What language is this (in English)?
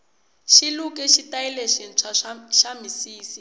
Tsonga